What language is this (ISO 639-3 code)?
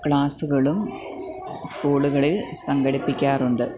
mal